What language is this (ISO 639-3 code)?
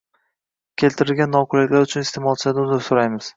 uzb